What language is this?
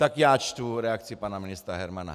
Czech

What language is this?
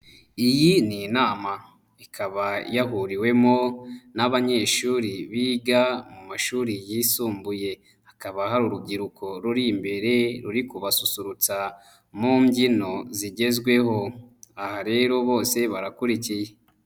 Kinyarwanda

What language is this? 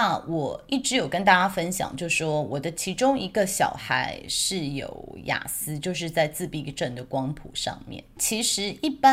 Chinese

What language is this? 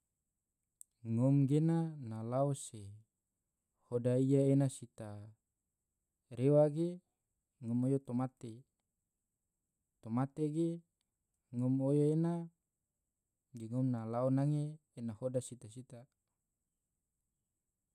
Tidore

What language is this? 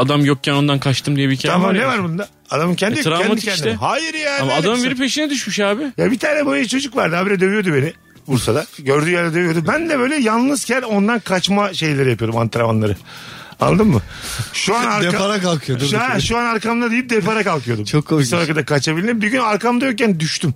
Turkish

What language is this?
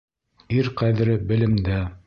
Bashkir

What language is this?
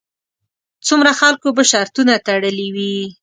Pashto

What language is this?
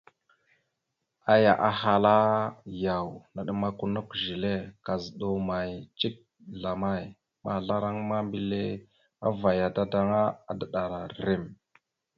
Mada (Cameroon)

